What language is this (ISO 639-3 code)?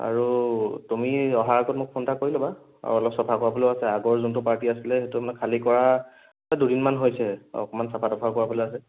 asm